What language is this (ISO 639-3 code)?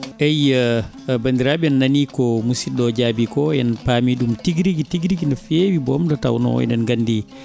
ful